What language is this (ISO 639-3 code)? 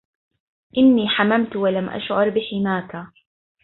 ara